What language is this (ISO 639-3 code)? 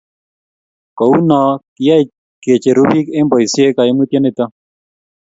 kln